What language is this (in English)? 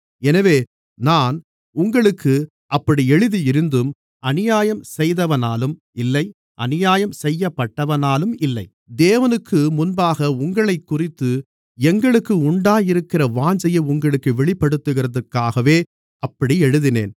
Tamil